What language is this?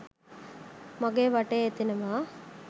Sinhala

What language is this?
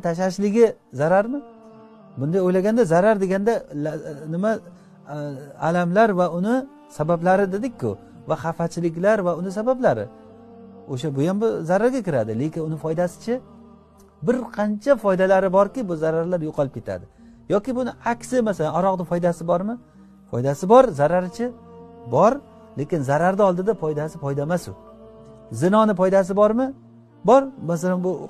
Turkish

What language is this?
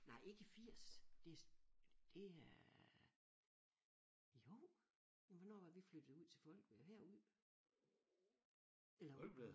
Danish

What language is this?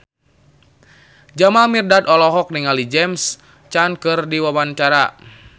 Sundanese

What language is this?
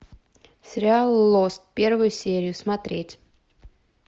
Russian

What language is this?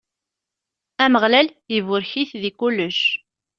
Kabyle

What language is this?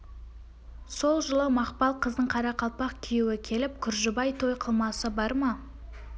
Kazakh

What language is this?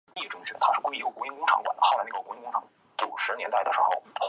Chinese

